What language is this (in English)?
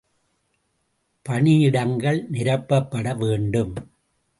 Tamil